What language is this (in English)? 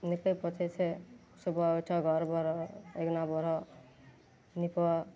Maithili